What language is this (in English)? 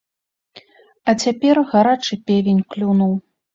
Belarusian